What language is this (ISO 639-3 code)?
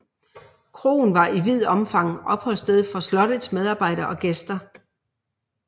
dan